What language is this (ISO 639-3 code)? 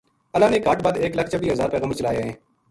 gju